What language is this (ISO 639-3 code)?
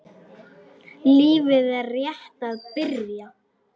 isl